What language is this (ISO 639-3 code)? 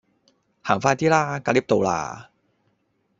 yue